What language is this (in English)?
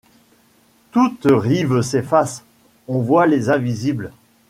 French